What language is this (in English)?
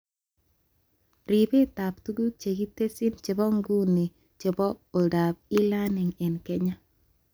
Kalenjin